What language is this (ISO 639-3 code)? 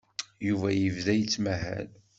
kab